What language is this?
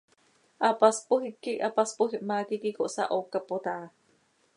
Seri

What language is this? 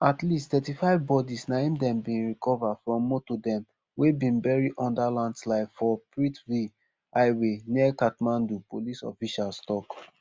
Nigerian Pidgin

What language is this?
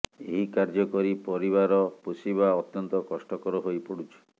Odia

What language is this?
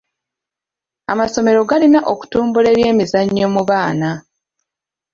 Ganda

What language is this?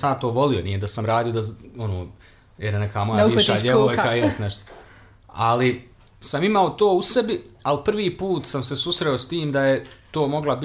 Croatian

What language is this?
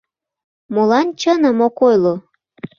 Mari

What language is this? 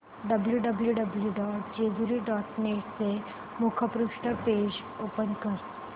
Marathi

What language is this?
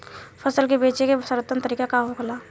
Bhojpuri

